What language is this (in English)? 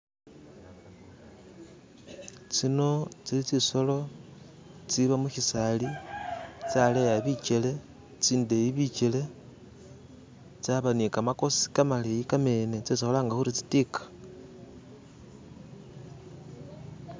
Masaaba